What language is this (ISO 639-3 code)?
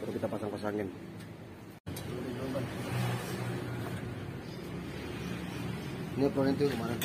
ind